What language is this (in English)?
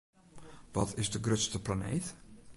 Western Frisian